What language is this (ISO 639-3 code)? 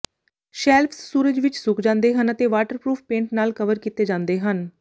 pan